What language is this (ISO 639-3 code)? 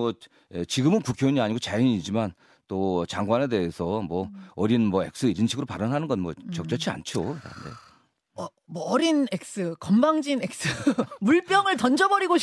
kor